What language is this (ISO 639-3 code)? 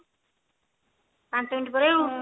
ori